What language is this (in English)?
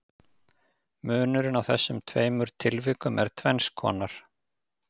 Icelandic